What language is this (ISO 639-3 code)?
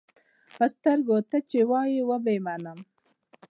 pus